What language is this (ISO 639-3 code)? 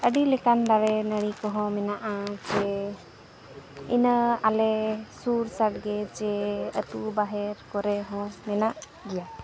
sat